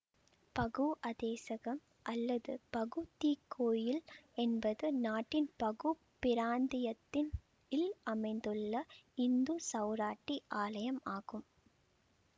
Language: Tamil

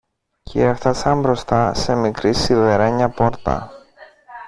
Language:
Greek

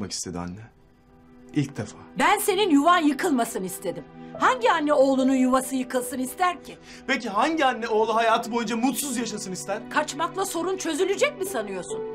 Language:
Turkish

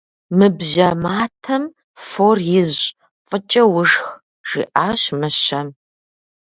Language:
Kabardian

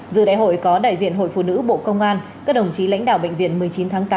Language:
Vietnamese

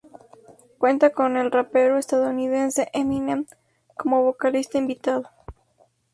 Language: Spanish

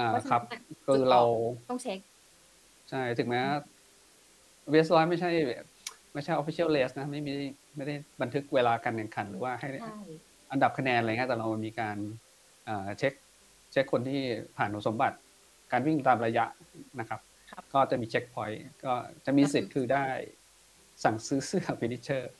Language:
Thai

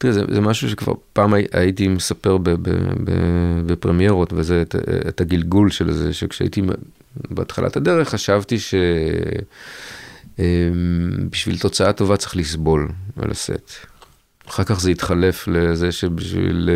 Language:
Hebrew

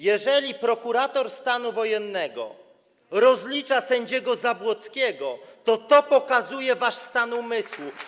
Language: Polish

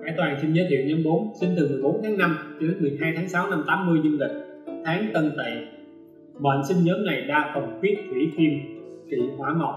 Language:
Vietnamese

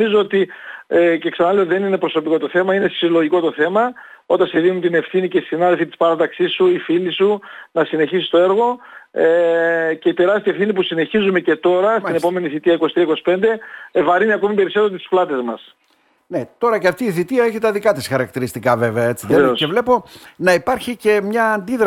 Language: Greek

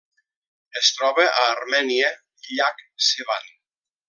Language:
Catalan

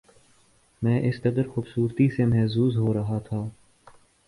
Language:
Urdu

